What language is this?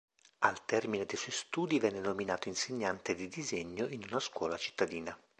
Italian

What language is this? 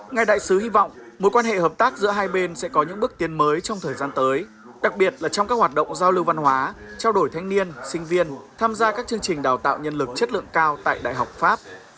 Vietnamese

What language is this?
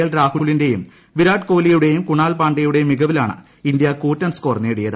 Malayalam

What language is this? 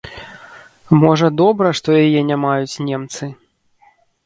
Belarusian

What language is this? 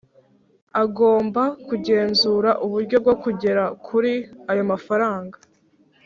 Kinyarwanda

